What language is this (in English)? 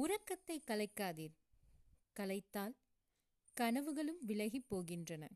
Tamil